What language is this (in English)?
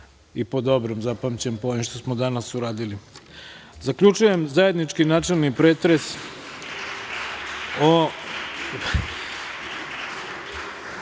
Serbian